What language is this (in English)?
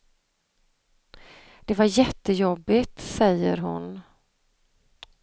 Swedish